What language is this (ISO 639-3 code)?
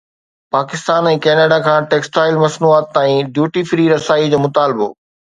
snd